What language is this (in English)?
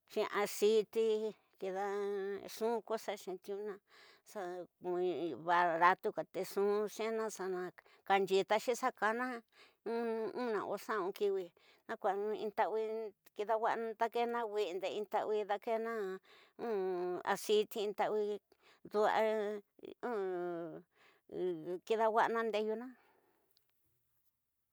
Tidaá Mixtec